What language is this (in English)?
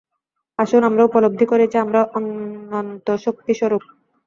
Bangla